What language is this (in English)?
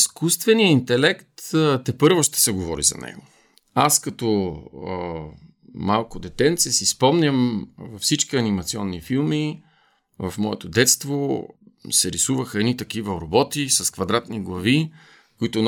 Bulgarian